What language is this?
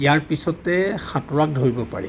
Assamese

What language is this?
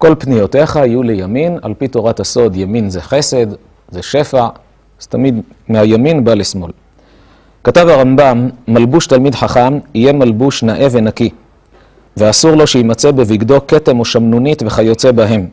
Hebrew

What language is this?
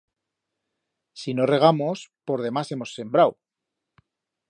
Aragonese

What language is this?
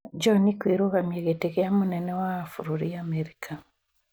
Kikuyu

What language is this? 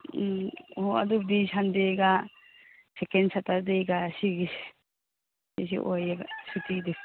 Manipuri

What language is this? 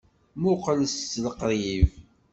Kabyle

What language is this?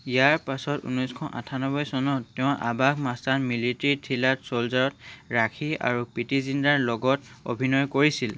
Assamese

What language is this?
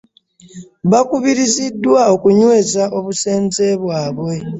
Ganda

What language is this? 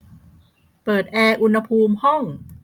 Thai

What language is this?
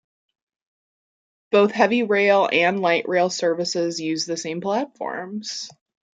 English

